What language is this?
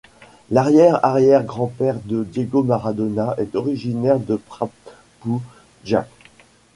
French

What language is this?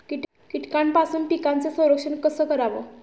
Marathi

